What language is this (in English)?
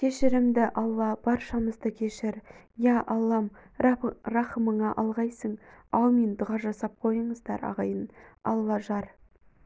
Kazakh